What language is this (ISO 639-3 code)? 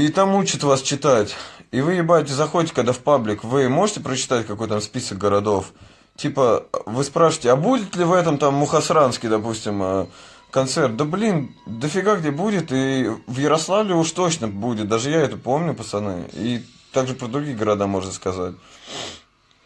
rus